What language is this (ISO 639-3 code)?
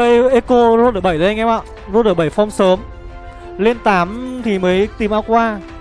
vie